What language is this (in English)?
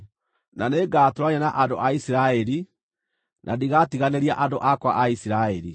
Kikuyu